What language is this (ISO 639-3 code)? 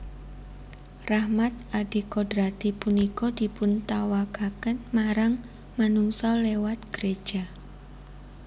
jav